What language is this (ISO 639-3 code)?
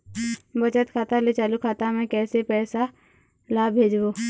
hne